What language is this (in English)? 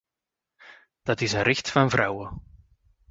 Dutch